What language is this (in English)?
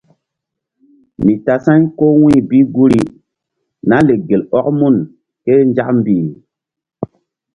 Mbum